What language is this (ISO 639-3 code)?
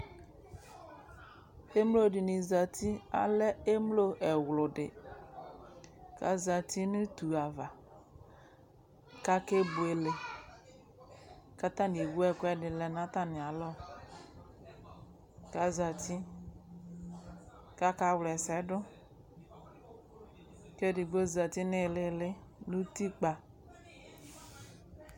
kpo